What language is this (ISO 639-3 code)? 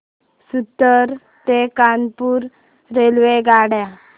mar